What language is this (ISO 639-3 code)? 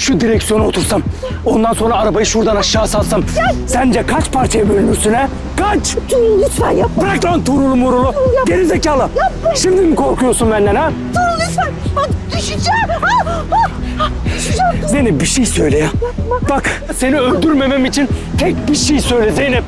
tur